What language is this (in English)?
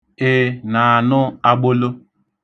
Igbo